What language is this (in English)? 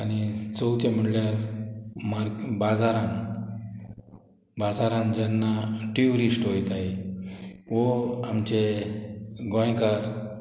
Konkani